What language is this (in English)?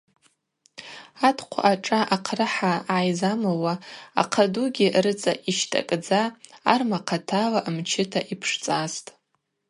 Abaza